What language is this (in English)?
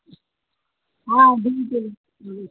Telugu